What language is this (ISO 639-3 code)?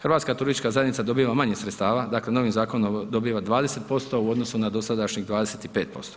hrv